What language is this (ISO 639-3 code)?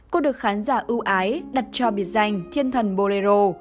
vie